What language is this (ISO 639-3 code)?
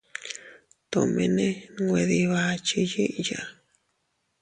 cut